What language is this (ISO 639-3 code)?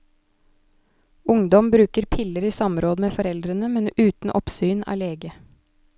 nor